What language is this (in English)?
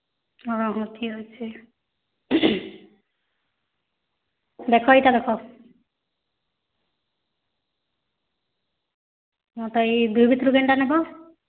Odia